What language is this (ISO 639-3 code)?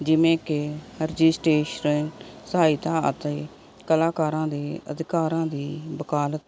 pan